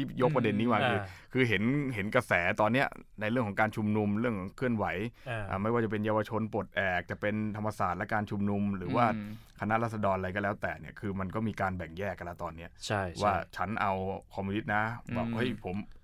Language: Thai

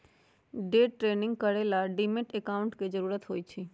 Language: Magahi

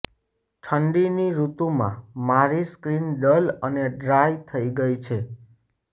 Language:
Gujarati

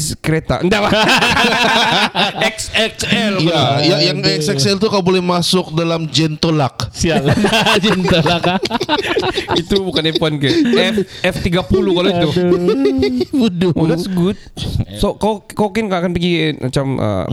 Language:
Malay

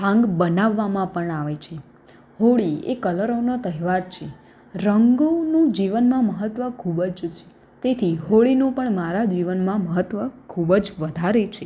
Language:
Gujarati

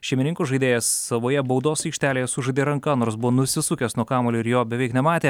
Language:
Lithuanian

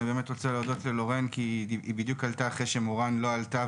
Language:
Hebrew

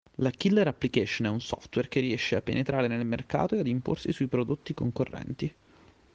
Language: Italian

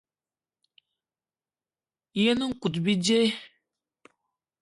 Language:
Eton (Cameroon)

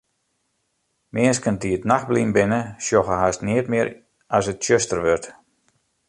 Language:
Western Frisian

